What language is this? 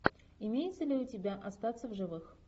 Russian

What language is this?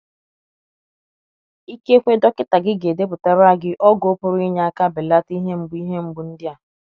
Igbo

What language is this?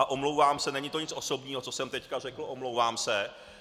Czech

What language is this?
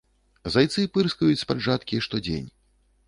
Belarusian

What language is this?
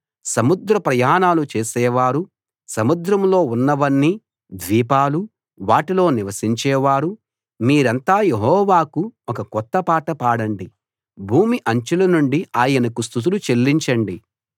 Telugu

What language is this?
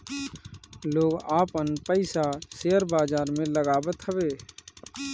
Bhojpuri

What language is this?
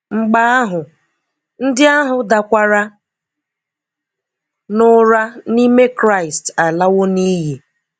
Igbo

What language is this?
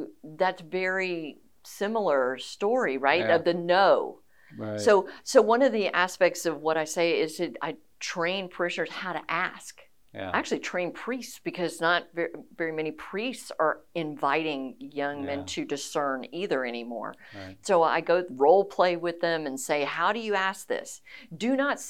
English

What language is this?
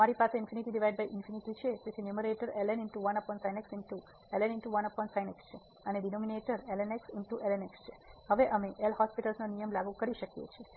Gujarati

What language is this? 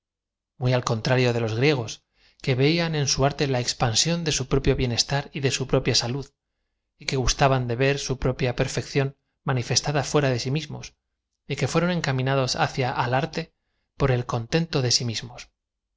Spanish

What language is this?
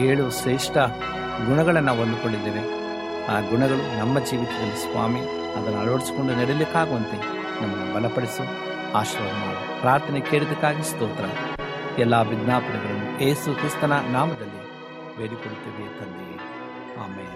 Kannada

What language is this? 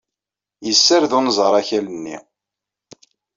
Kabyle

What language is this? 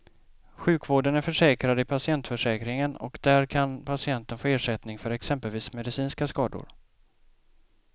Swedish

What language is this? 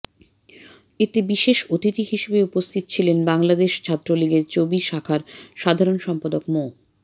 Bangla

